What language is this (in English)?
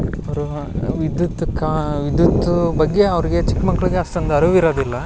Kannada